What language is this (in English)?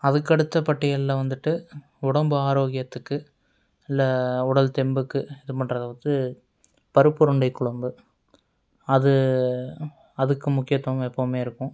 Tamil